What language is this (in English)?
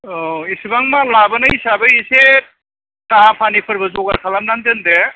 Bodo